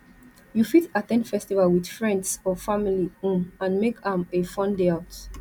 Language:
Nigerian Pidgin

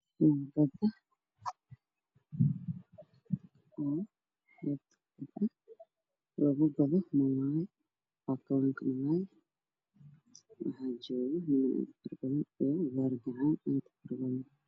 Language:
Somali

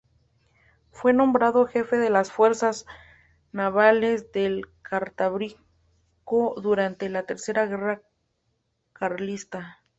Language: Spanish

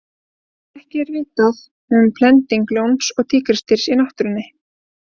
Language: Icelandic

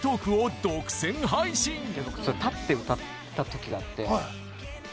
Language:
Japanese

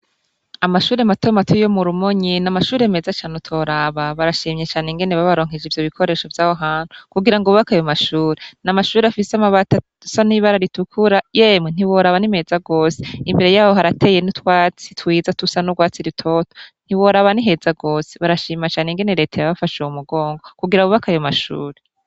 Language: Rundi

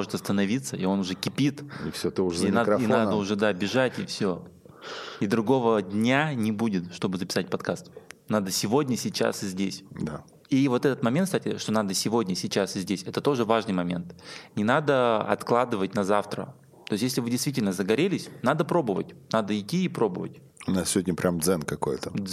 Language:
Russian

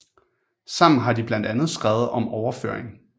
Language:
Danish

